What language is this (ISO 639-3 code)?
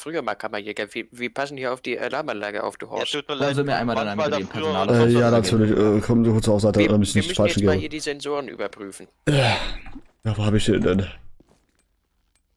deu